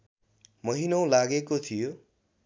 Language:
Nepali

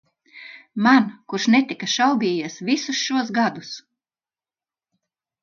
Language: Latvian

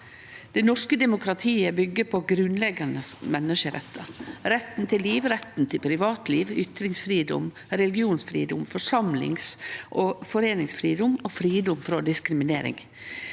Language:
Norwegian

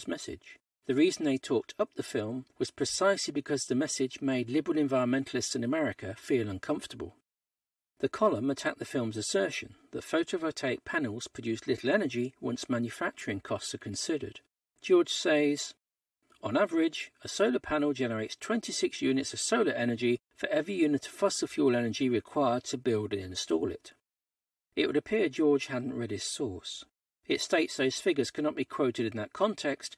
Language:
English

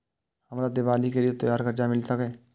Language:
Maithili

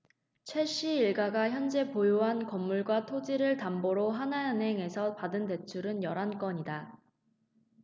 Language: Korean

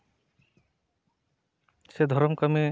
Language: Santali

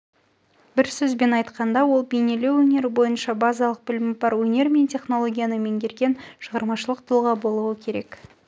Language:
Kazakh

